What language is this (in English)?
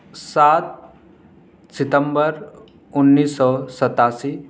Urdu